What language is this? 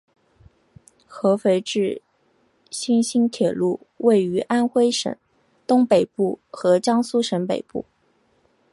Chinese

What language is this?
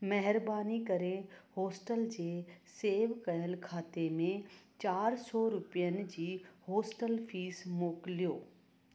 Sindhi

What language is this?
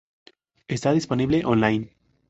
Spanish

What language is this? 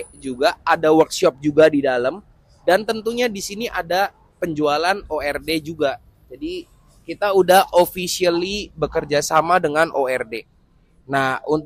Indonesian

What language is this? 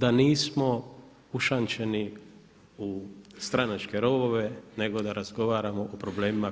Croatian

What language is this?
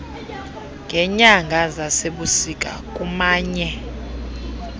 Xhosa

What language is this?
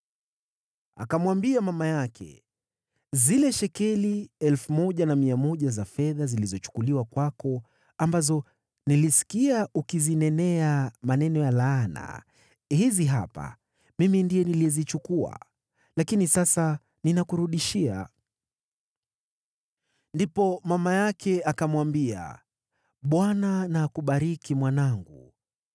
Swahili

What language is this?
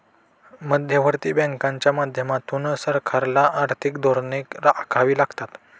Marathi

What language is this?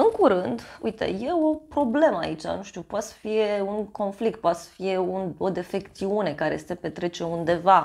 Romanian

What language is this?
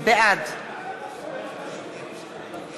Hebrew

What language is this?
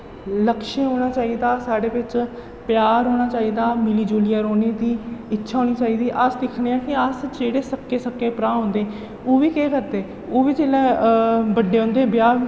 Dogri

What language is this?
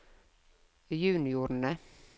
Norwegian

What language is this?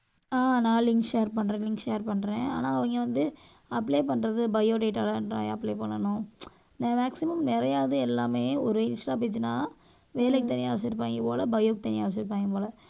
Tamil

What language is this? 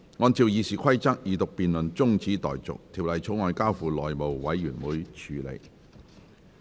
Cantonese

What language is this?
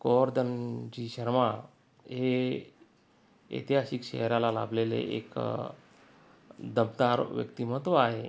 Marathi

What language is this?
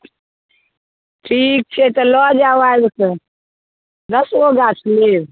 Maithili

